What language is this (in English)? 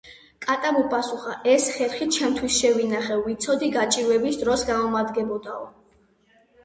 Georgian